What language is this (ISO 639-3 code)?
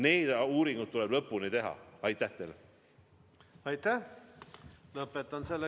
est